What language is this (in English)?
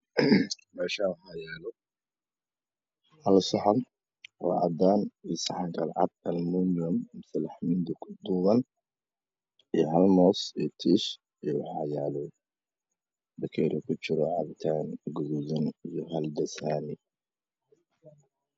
Somali